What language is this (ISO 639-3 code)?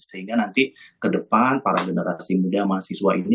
ind